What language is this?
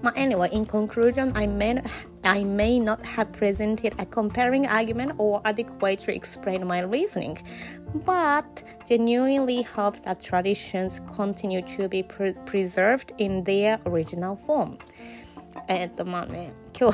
Japanese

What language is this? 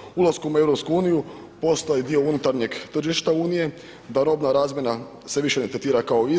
Croatian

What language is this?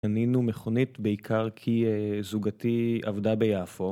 Hebrew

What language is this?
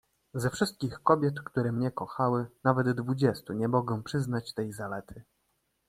Polish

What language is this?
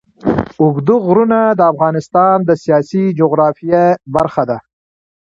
Pashto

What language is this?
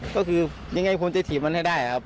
Thai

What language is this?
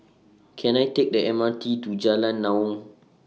English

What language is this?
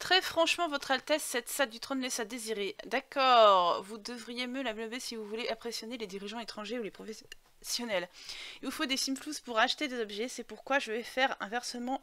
French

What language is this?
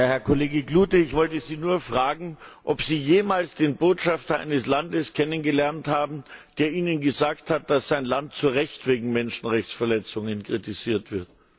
German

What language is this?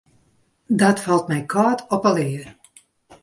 Western Frisian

